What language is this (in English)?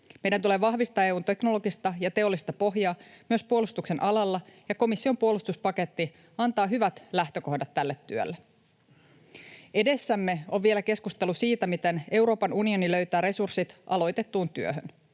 Finnish